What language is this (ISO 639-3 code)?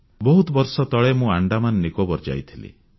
ori